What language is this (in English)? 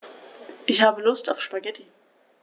German